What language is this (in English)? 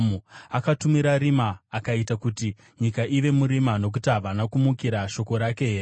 Shona